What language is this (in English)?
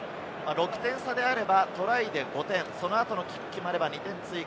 Japanese